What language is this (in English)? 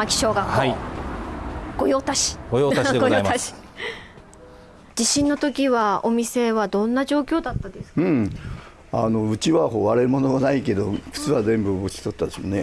Japanese